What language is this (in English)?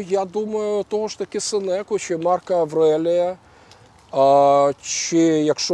Ukrainian